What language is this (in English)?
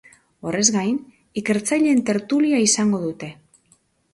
Basque